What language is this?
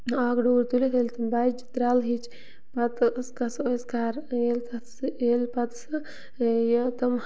Kashmiri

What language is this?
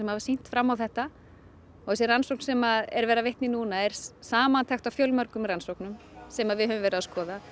Icelandic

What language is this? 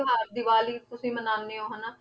Punjabi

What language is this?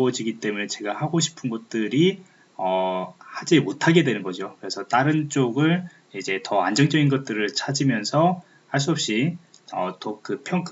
Korean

